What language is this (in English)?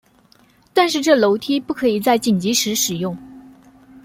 Chinese